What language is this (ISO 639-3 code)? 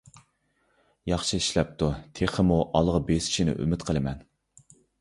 uig